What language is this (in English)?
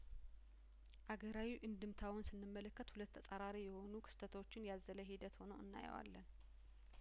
Amharic